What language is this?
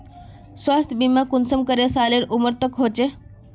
Magahi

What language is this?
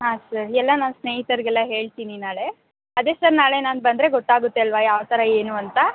Kannada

